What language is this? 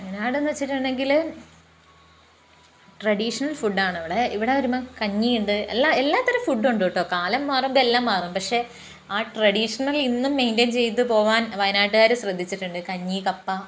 Malayalam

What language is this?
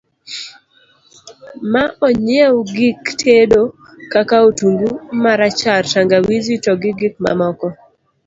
Luo (Kenya and Tanzania)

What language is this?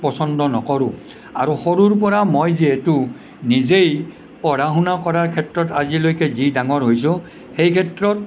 Assamese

